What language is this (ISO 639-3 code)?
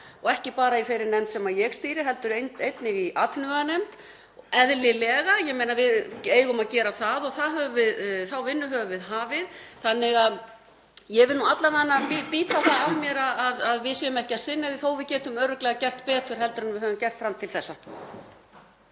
isl